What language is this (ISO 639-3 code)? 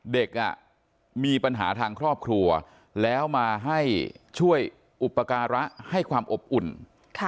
tha